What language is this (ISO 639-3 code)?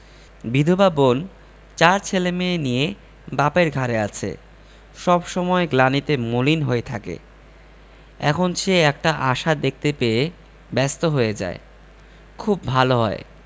ben